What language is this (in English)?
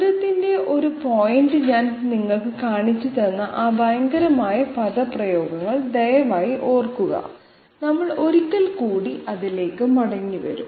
Malayalam